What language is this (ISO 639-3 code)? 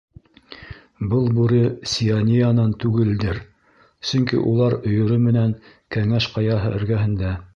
bak